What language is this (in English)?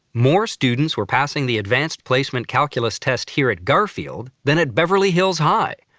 English